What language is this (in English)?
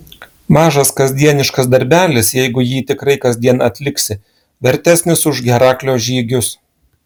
Lithuanian